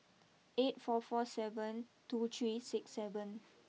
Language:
English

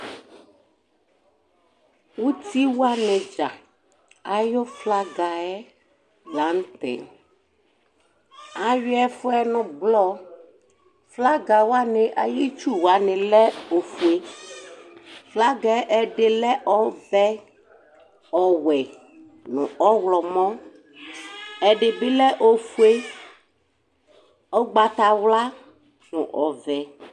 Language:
Ikposo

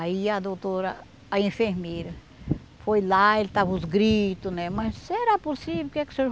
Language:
Portuguese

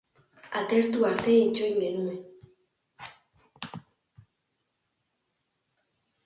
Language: Basque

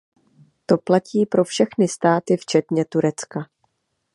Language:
Czech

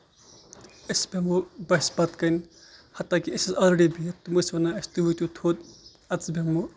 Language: Kashmiri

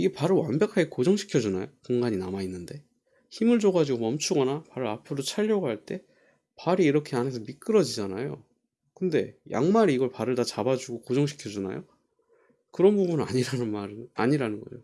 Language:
Korean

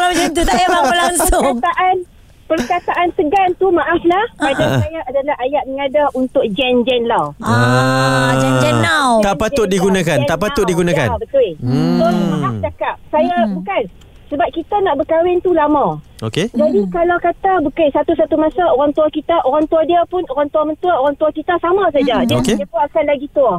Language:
Malay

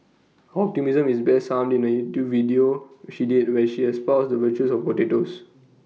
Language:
English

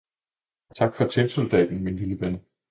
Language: Danish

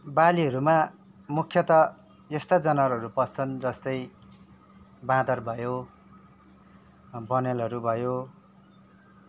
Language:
Nepali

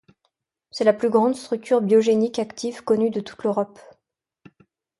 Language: French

